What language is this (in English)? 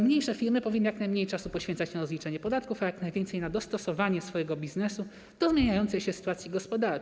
Polish